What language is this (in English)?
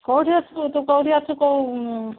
Odia